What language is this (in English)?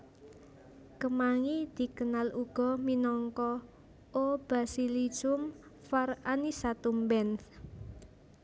Javanese